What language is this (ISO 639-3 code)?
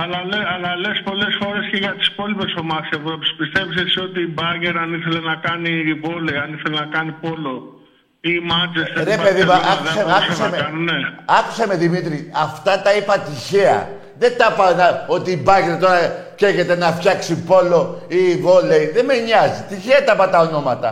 ell